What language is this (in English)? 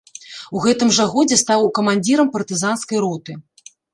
Belarusian